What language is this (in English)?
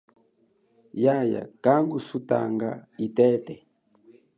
Chokwe